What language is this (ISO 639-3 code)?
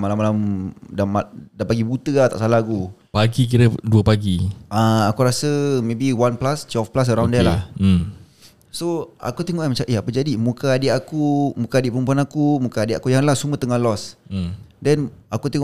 msa